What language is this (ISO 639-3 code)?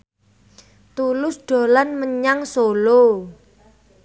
jav